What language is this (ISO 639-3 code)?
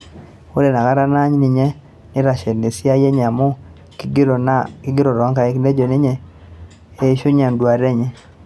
mas